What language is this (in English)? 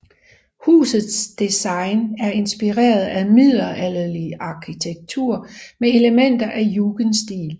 Danish